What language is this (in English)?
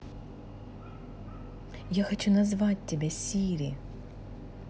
Russian